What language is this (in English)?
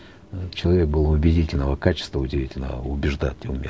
Kazakh